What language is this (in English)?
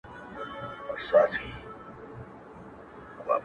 Pashto